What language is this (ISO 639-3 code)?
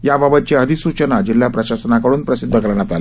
mar